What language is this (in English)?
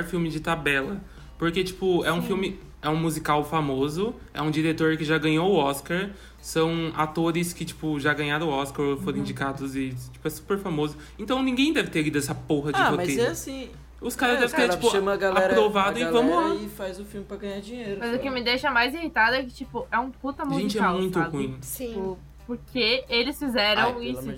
Portuguese